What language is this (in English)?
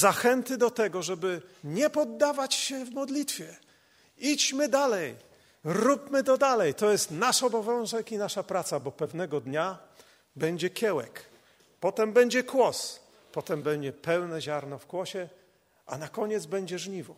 Polish